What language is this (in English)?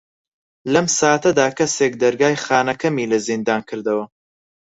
Central Kurdish